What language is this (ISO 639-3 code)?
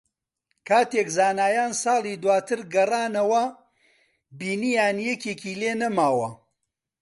ckb